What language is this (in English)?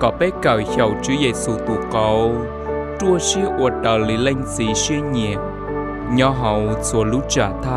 Vietnamese